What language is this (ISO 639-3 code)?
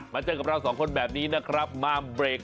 tha